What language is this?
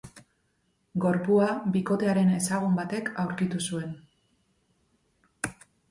Basque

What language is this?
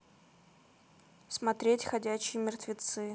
Russian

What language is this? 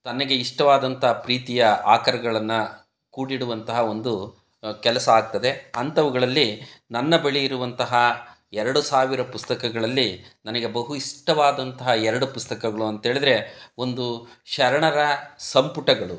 Kannada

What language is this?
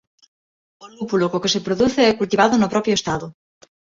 Galician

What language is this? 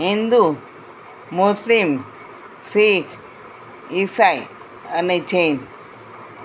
Gujarati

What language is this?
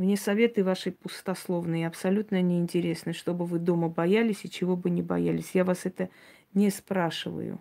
Russian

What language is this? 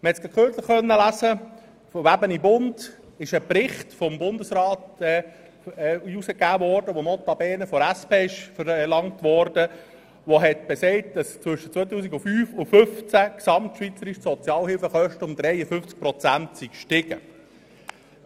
Swiss German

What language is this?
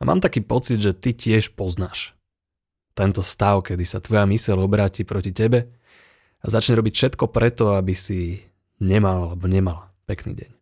Slovak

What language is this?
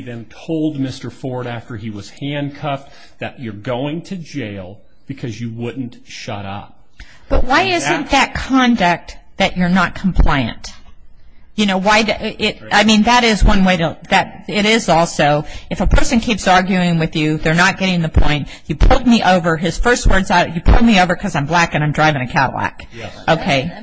English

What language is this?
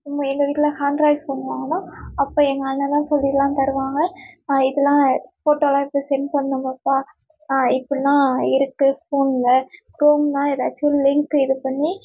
Tamil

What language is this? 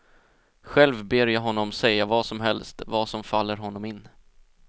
Swedish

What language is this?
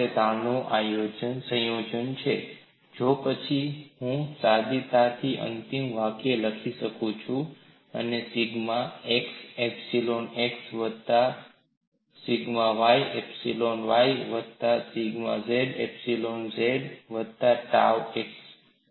Gujarati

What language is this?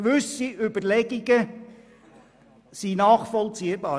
Swiss German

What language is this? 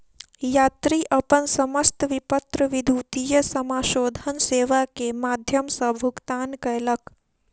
Maithili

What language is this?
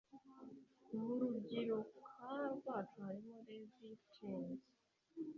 Kinyarwanda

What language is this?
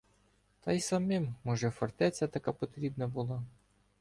Ukrainian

